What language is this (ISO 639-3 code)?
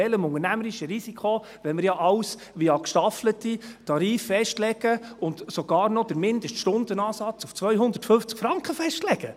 gsw